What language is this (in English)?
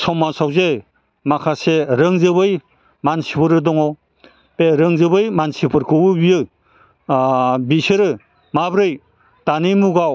Bodo